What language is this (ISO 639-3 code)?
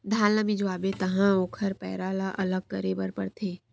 hne